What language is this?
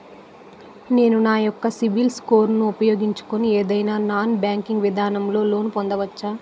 Telugu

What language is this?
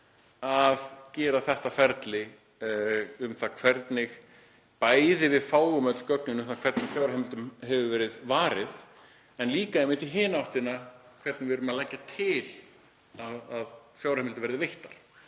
Icelandic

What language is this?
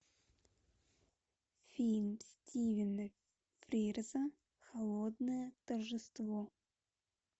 Russian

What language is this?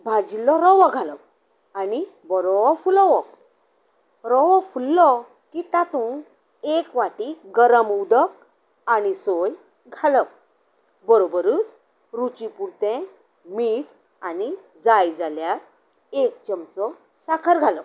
Konkani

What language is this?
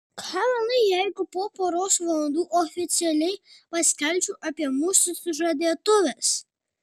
Lithuanian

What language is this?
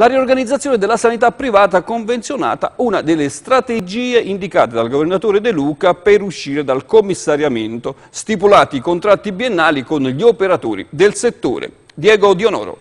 Italian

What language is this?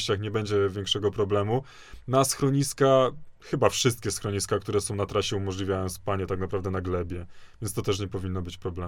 Polish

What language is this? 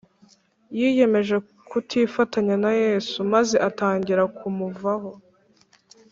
Kinyarwanda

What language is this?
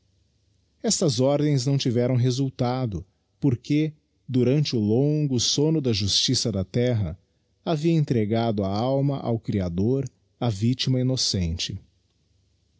Portuguese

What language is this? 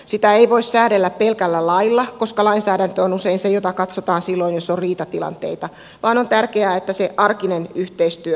Finnish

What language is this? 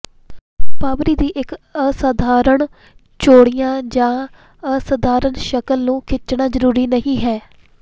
Punjabi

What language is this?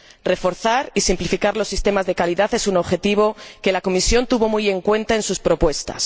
Spanish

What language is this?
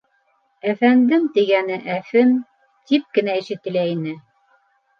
Bashkir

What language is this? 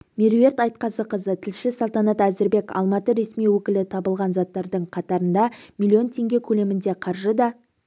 Kazakh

